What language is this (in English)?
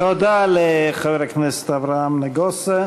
Hebrew